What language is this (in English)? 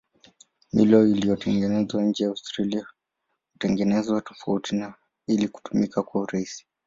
Swahili